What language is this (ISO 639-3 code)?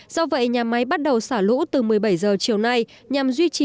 vie